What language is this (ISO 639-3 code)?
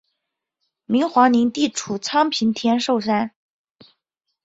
zho